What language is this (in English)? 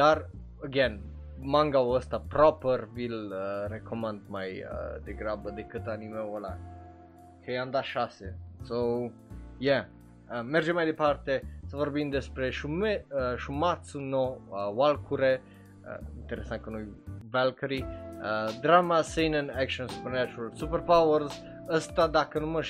Romanian